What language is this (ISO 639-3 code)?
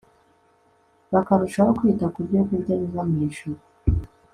kin